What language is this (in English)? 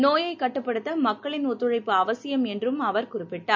Tamil